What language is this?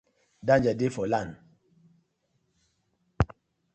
Nigerian Pidgin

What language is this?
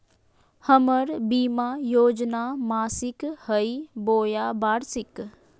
Magahi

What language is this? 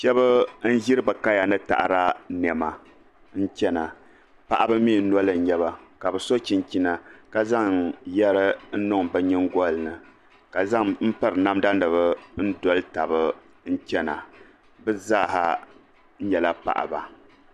Dagbani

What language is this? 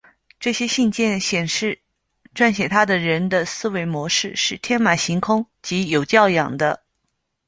Chinese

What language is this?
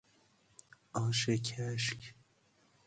Persian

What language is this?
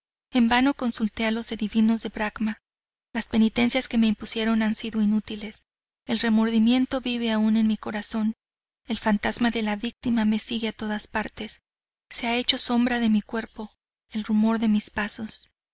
Spanish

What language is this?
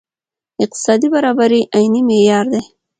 Pashto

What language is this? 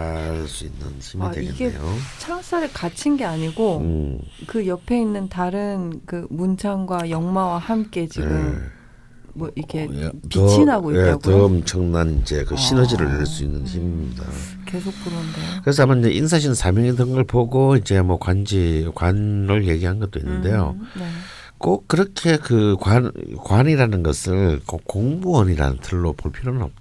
Korean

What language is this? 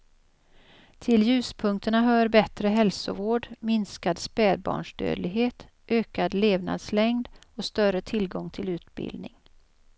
Swedish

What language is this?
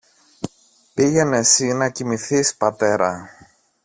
Greek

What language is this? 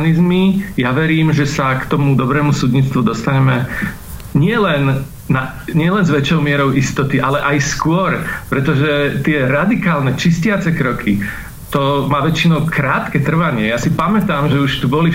Slovak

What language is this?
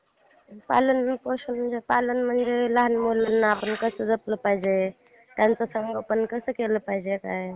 Marathi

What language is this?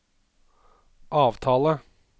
Norwegian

